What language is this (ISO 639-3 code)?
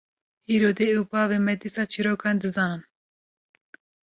kur